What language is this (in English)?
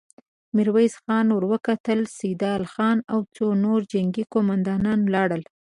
Pashto